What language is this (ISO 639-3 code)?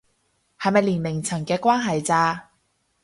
yue